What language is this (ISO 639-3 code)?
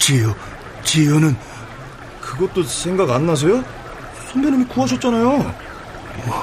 kor